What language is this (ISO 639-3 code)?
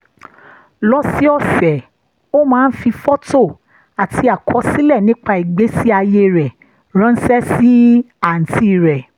yor